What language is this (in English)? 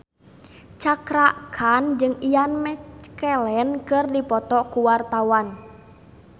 Sundanese